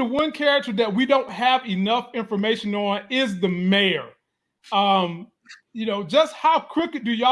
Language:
English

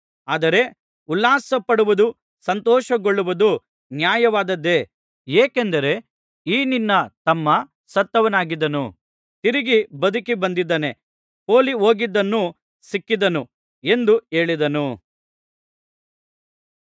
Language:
Kannada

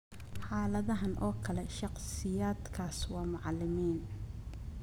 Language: Somali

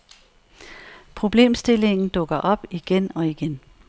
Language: Danish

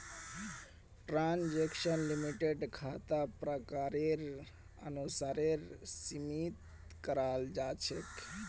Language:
Magahi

